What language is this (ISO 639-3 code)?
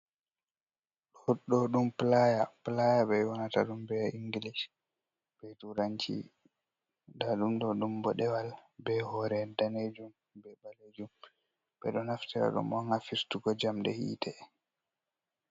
ful